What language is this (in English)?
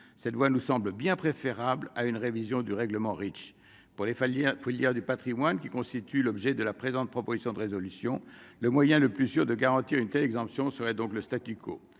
French